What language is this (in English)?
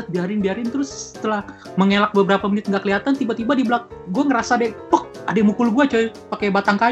Indonesian